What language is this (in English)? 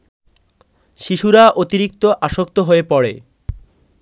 Bangla